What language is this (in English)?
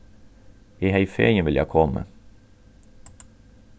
Faroese